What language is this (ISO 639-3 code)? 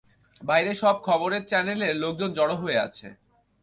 ben